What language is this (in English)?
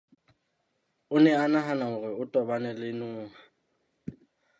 Southern Sotho